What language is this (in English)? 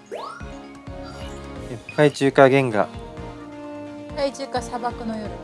Japanese